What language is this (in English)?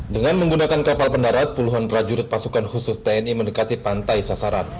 Indonesian